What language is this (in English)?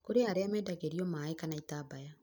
Kikuyu